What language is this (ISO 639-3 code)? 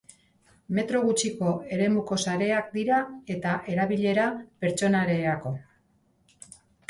eus